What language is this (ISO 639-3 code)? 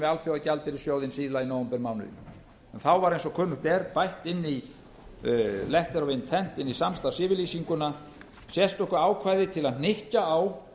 isl